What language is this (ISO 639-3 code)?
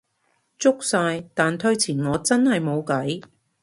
yue